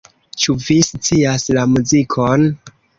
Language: Esperanto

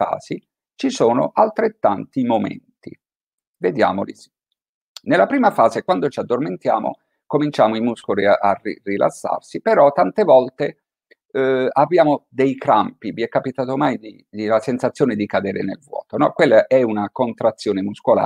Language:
Italian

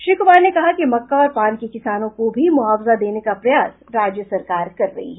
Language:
Hindi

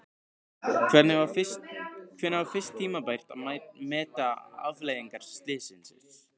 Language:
Icelandic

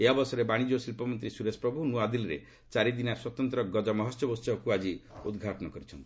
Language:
Odia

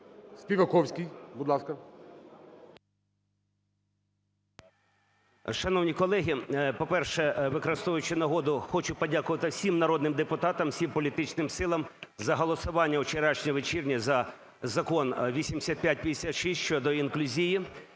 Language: Ukrainian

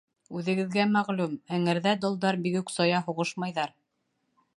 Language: Bashkir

